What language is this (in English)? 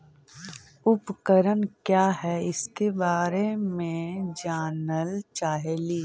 Magahi